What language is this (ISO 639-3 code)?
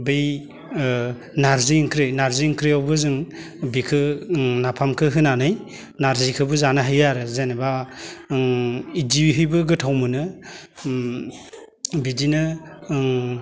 brx